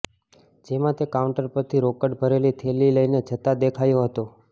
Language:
Gujarati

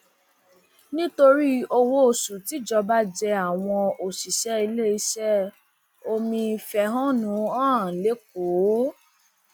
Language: Yoruba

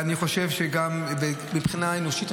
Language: Hebrew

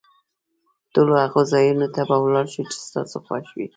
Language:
Pashto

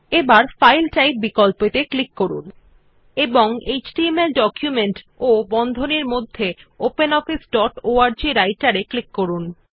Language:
Bangla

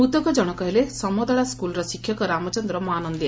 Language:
Odia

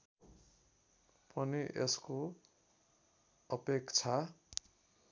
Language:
Nepali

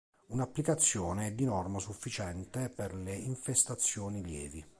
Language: Italian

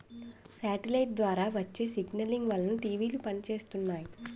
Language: Telugu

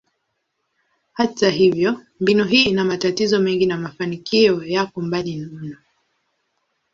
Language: Swahili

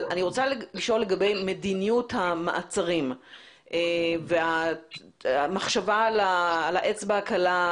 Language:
Hebrew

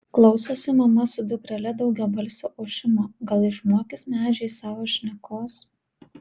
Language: Lithuanian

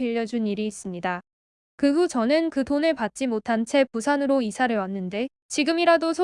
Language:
Korean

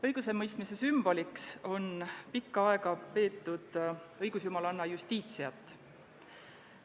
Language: Estonian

